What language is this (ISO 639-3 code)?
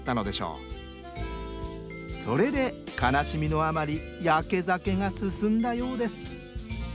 jpn